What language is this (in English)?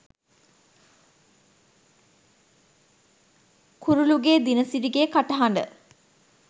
Sinhala